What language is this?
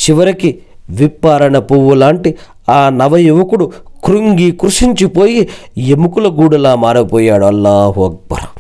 Telugu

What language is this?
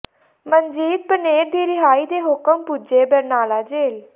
Punjabi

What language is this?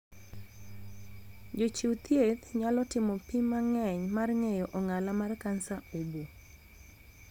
Luo (Kenya and Tanzania)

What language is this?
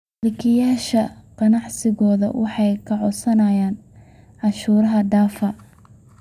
Somali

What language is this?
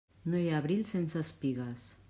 Catalan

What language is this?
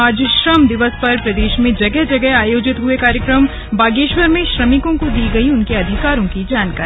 Hindi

